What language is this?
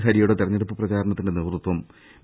Malayalam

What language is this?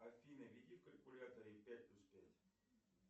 Russian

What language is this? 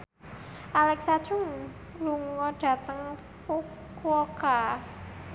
Javanese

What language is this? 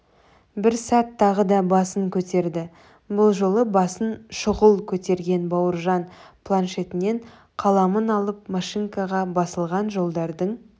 Kazakh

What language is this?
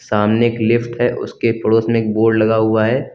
Hindi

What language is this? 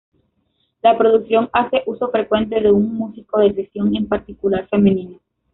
Spanish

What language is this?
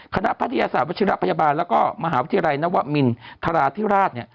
Thai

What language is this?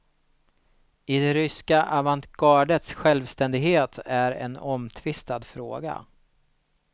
Swedish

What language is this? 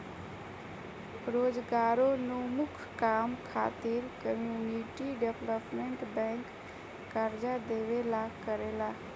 Bhojpuri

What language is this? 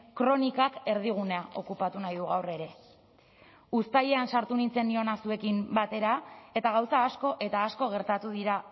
Basque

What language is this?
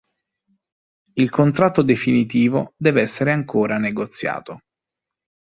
Italian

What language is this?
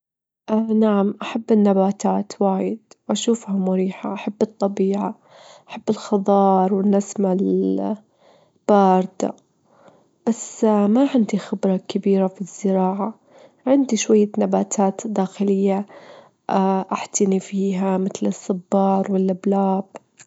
Gulf Arabic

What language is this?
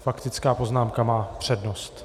Czech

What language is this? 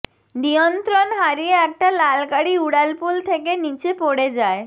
Bangla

